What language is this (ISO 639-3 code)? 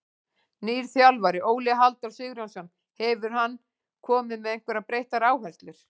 isl